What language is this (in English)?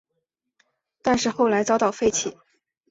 Chinese